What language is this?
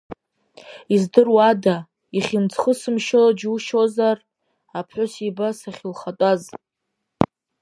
Abkhazian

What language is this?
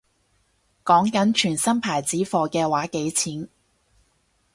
Cantonese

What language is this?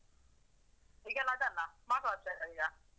Kannada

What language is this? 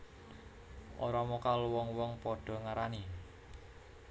Javanese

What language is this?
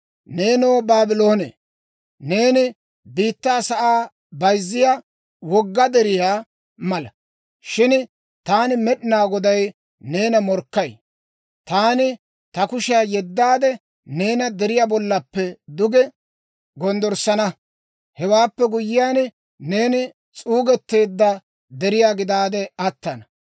Dawro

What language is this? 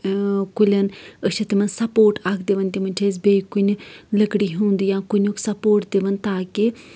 Kashmiri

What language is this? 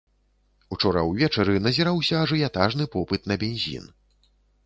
Belarusian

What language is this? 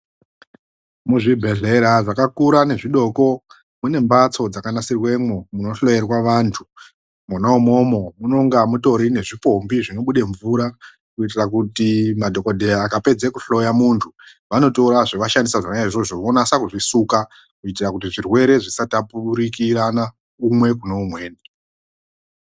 Ndau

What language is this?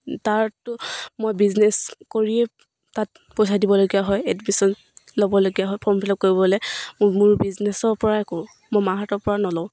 Assamese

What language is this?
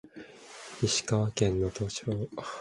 Japanese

